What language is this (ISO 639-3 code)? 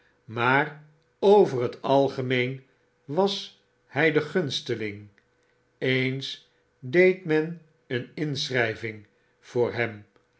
nld